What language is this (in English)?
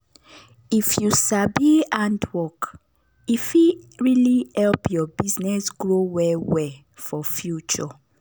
Nigerian Pidgin